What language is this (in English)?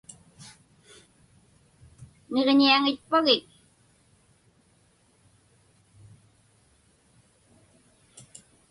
Inupiaq